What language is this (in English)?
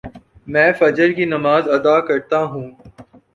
Urdu